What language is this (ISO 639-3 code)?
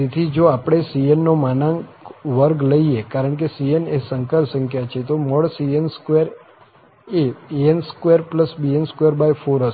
guj